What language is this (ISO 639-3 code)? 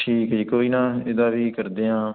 pan